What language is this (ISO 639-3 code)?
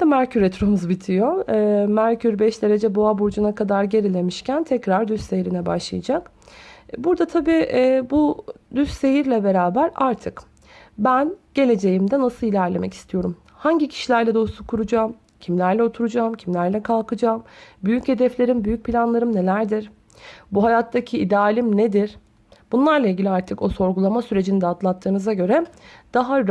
tur